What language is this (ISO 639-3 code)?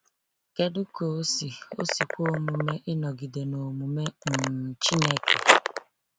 ibo